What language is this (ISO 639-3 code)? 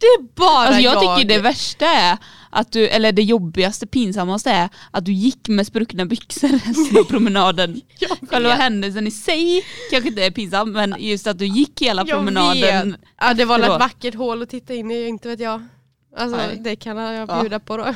swe